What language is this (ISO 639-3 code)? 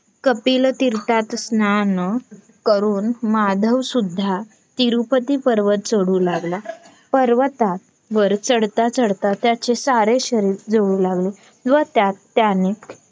mar